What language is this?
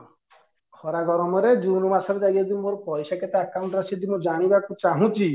Odia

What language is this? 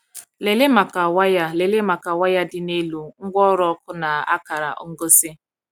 Igbo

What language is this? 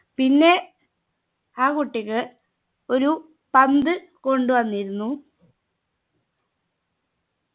Malayalam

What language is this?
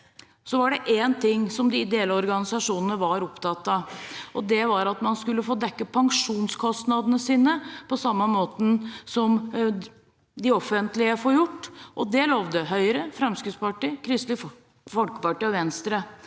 Norwegian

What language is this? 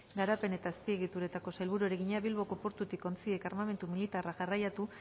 Basque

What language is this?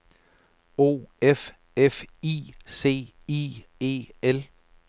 Danish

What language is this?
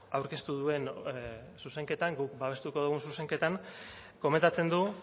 Basque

